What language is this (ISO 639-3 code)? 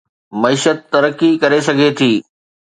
snd